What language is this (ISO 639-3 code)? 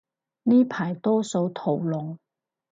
yue